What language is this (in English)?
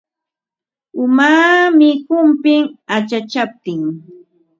Ambo-Pasco Quechua